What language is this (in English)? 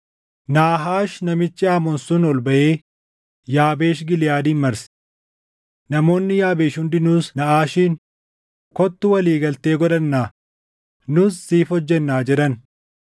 Oromo